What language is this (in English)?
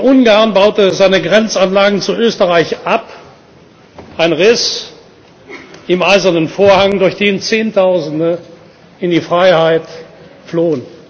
German